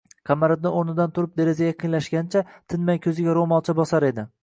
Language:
Uzbek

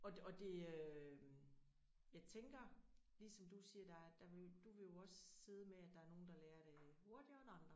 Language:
Danish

